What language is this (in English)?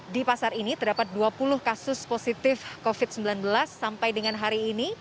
Indonesian